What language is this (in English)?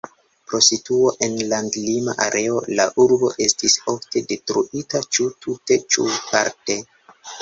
Esperanto